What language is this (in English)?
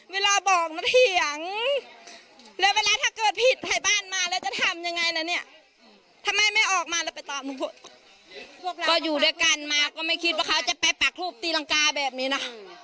Thai